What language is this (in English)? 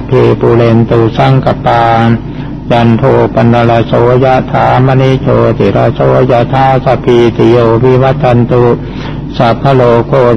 Thai